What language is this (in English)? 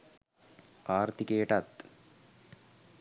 Sinhala